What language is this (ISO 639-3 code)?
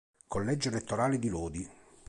ita